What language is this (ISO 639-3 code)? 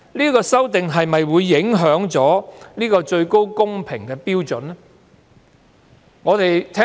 yue